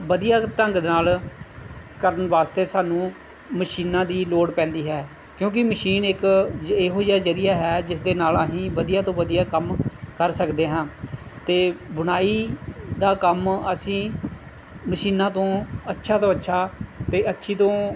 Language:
Punjabi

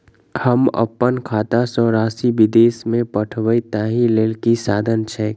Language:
Maithili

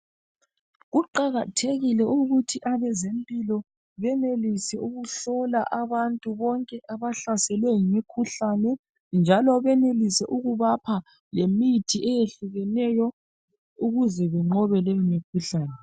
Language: North Ndebele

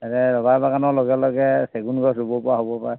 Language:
Assamese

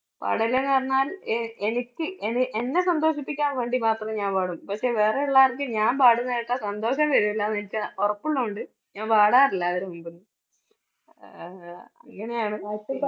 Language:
Malayalam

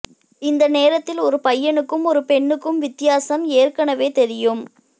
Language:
Tamil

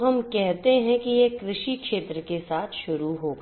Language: Hindi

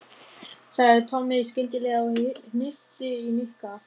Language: Icelandic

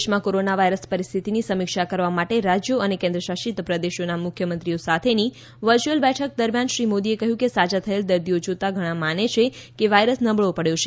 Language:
Gujarati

